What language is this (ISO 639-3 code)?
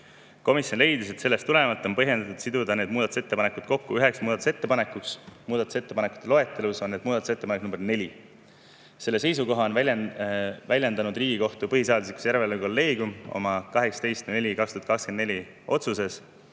est